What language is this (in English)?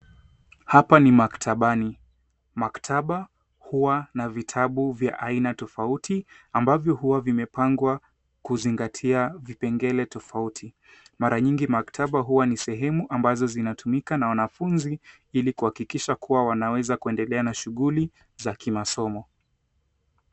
Swahili